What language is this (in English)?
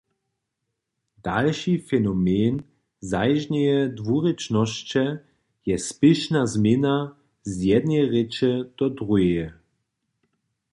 Upper Sorbian